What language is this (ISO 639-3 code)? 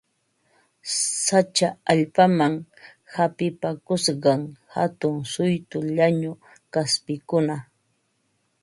qva